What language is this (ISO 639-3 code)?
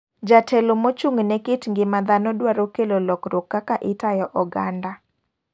luo